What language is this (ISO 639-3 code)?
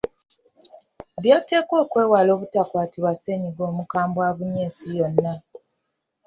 lug